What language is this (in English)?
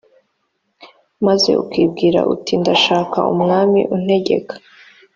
Kinyarwanda